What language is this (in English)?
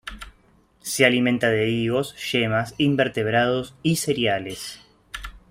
Spanish